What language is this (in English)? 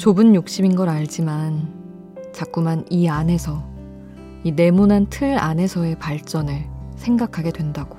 Korean